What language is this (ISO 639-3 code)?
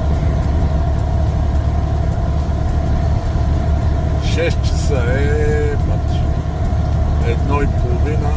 bul